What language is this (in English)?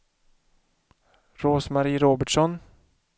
Swedish